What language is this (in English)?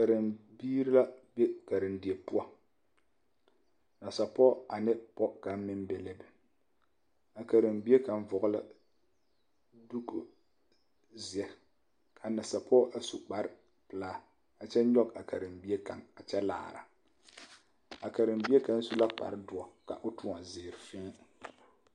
Southern Dagaare